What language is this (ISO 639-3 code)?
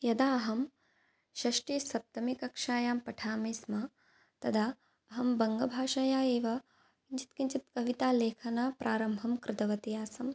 san